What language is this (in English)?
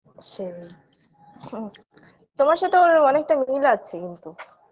Bangla